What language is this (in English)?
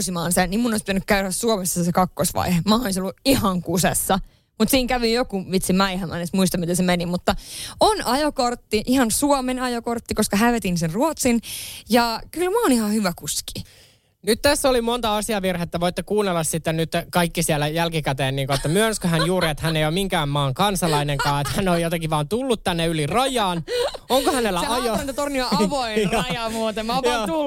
Finnish